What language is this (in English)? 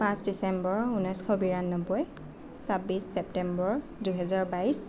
Assamese